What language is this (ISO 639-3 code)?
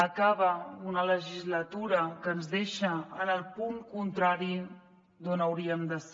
cat